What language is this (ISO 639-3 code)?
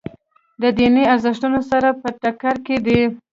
pus